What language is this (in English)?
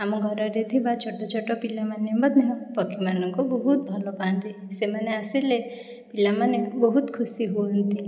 Odia